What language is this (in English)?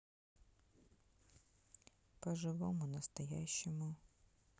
Russian